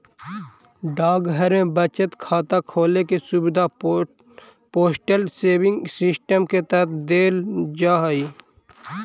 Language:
Magahi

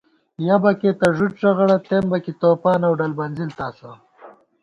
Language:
Gawar-Bati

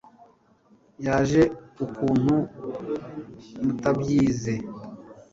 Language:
Kinyarwanda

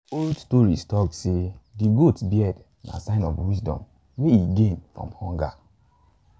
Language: Nigerian Pidgin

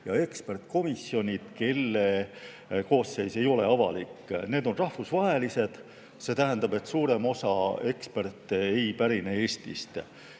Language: Estonian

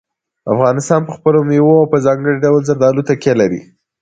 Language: Pashto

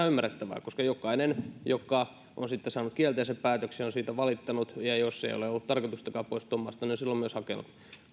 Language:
Finnish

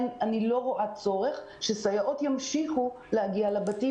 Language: Hebrew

